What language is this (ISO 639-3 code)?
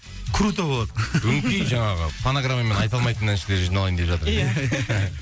kaz